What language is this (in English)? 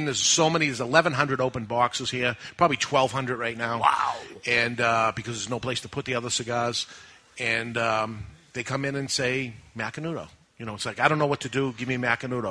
English